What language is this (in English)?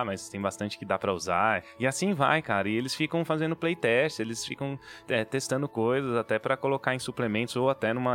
Portuguese